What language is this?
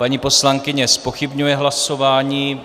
Czech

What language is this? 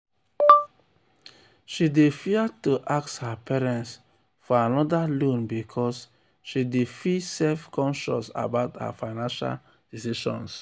Nigerian Pidgin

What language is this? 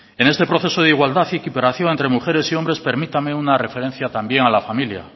Spanish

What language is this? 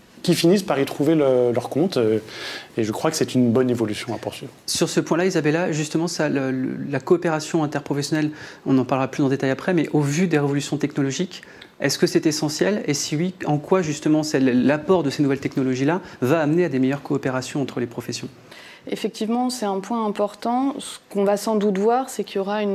French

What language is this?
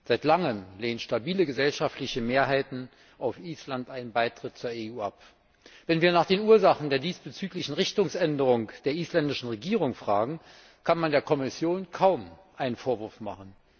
German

